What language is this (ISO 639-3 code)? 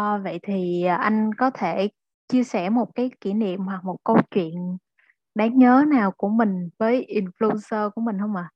vie